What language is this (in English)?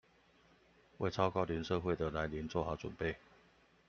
Chinese